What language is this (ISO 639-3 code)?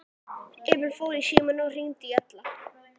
isl